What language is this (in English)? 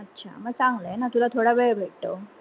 Marathi